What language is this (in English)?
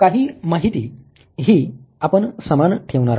Marathi